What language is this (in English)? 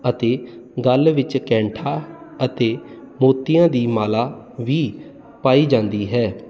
Punjabi